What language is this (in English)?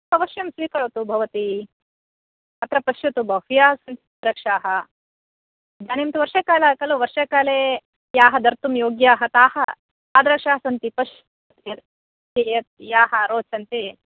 Sanskrit